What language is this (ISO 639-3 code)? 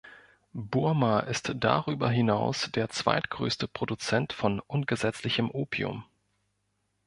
deu